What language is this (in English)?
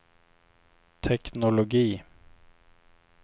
Swedish